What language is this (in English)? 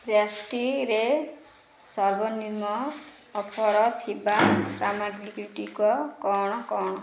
Odia